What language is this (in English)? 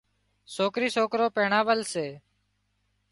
Wadiyara Koli